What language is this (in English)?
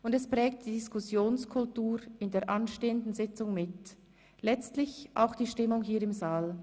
Swiss German